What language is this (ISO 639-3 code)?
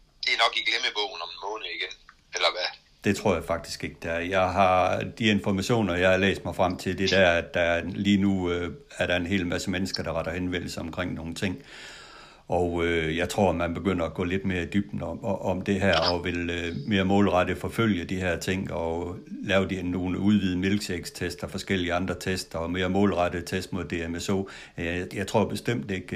dan